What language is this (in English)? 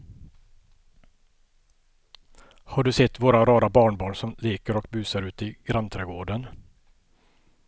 Swedish